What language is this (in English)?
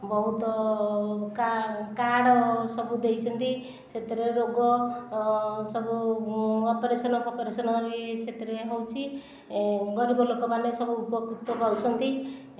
Odia